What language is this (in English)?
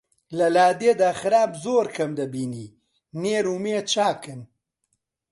Central Kurdish